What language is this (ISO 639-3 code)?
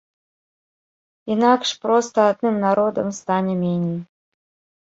bel